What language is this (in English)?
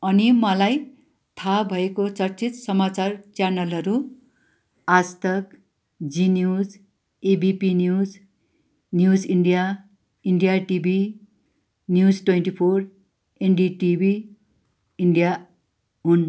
Nepali